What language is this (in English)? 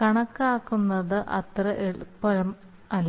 Malayalam